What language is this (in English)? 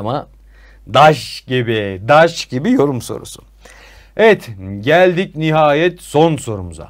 Turkish